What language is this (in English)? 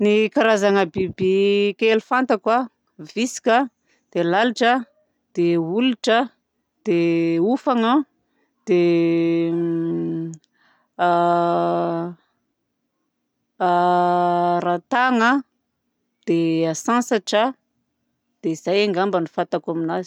Southern Betsimisaraka Malagasy